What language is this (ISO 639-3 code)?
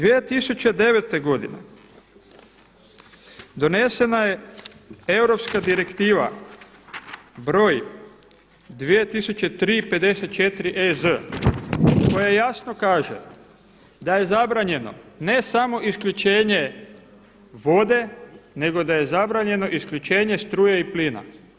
hrv